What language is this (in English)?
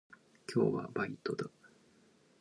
Japanese